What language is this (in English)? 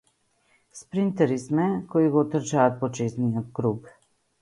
Macedonian